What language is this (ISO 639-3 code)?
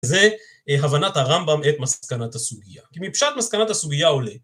heb